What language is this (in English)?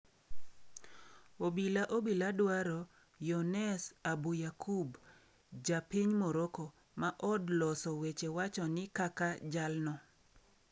Luo (Kenya and Tanzania)